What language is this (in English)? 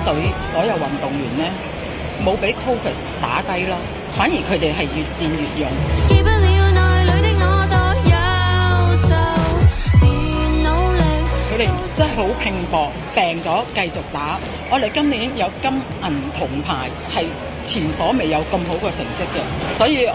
Chinese